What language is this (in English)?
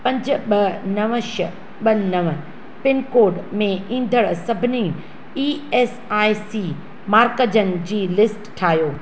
Sindhi